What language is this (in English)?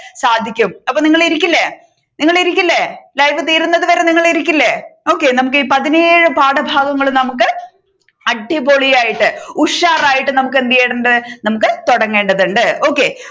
Malayalam